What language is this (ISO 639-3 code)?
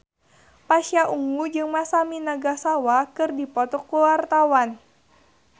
sun